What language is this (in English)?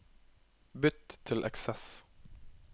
Norwegian